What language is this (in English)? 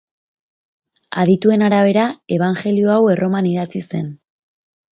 Basque